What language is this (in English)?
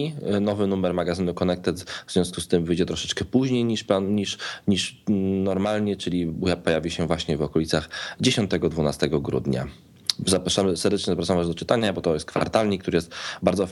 Polish